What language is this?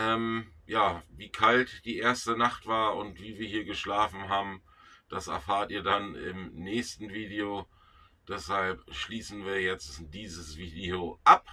German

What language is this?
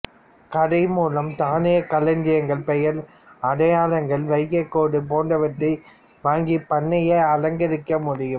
Tamil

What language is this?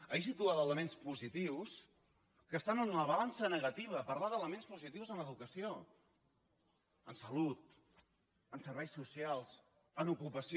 Catalan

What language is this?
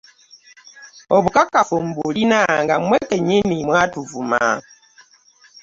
Ganda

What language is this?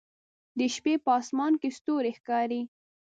Pashto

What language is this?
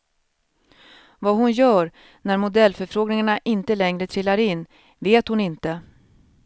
Swedish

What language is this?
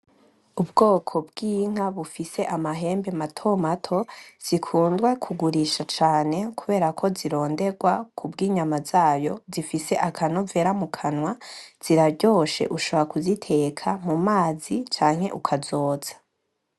Rundi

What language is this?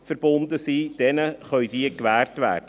Swiss German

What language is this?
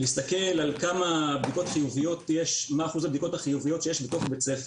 Hebrew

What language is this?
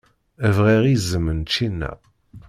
Kabyle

